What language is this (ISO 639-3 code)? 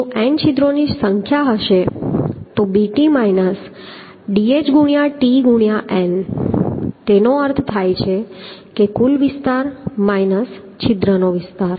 guj